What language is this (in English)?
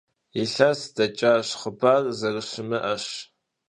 Kabardian